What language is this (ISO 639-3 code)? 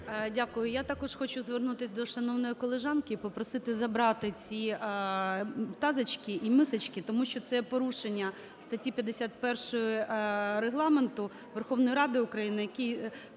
ukr